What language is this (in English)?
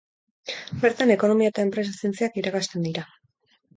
Basque